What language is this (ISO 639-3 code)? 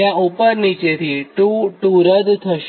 guj